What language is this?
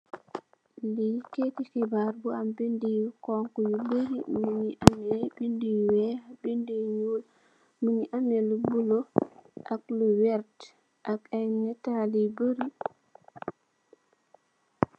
Wolof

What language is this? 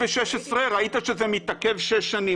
Hebrew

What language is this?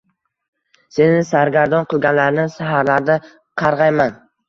Uzbek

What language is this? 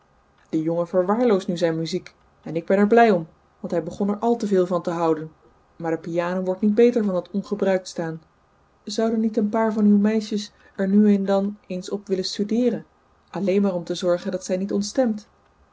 Dutch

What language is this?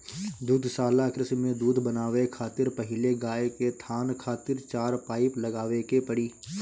Bhojpuri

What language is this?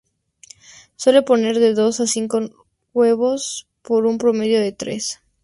Spanish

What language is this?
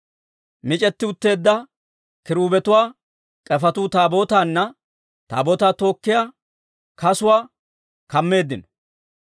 Dawro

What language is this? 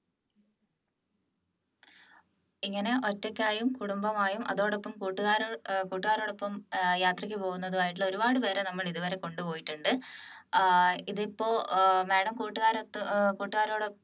Malayalam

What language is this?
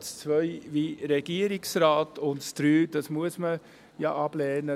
Swiss German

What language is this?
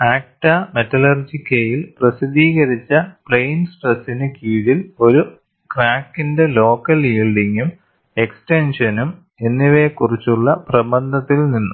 Malayalam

